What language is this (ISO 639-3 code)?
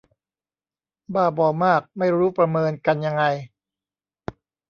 tha